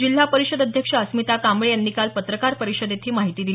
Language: Marathi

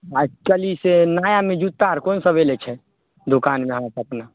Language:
Maithili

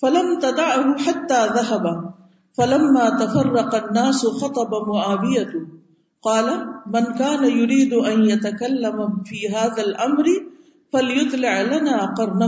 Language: Urdu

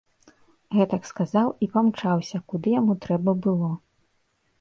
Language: Belarusian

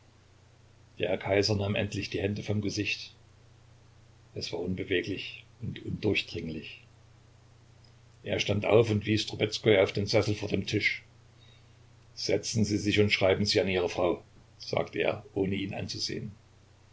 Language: German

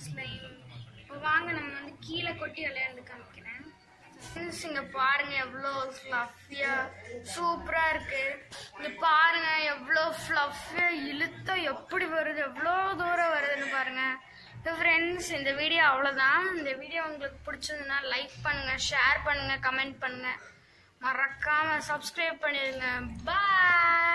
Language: Romanian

